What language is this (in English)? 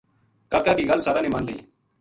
Gujari